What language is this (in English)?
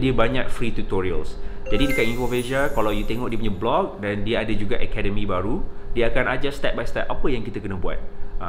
Malay